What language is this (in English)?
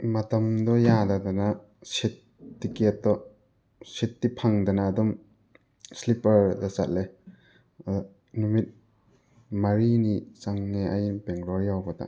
Manipuri